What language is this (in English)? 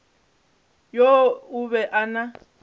Northern Sotho